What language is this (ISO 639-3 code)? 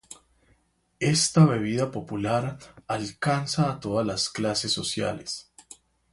spa